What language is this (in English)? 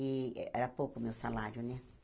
Portuguese